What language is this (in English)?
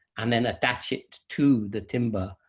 English